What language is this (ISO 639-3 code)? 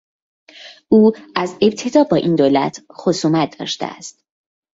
fas